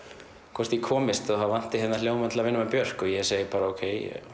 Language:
Icelandic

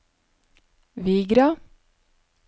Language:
Norwegian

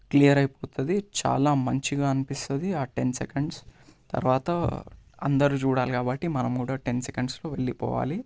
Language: Telugu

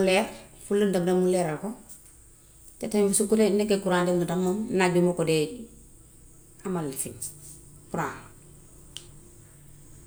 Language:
Gambian Wolof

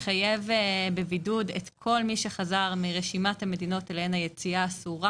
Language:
Hebrew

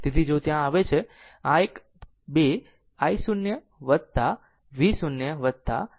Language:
Gujarati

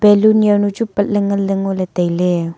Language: Wancho Naga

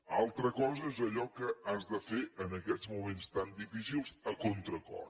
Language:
Catalan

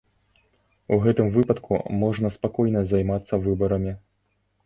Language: Belarusian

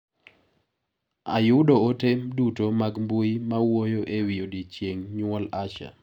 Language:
Luo (Kenya and Tanzania)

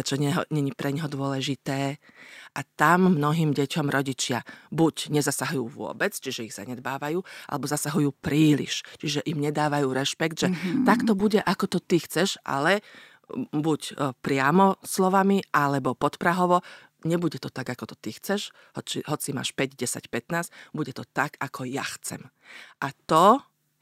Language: Slovak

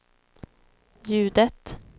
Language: Swedish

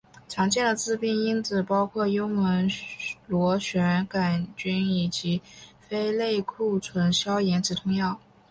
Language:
Chinese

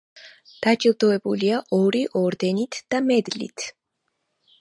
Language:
Georgian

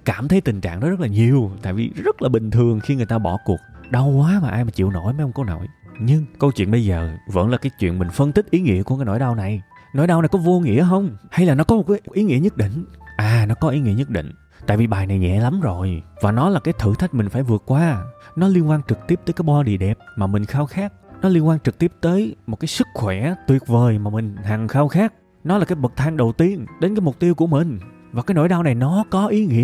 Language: Vietnamese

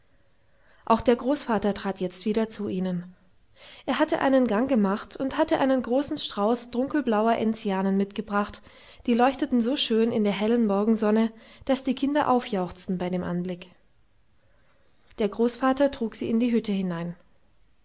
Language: German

